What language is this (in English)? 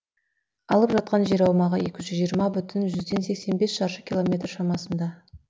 Kazakh